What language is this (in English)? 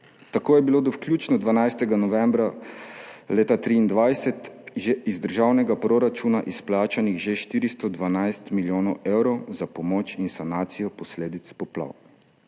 Slovenian